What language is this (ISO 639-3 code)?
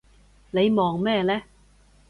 yue